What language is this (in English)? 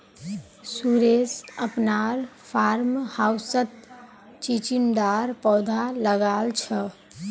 Magahi